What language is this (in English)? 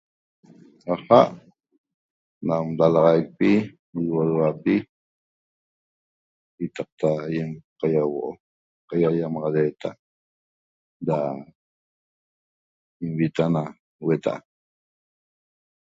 Toba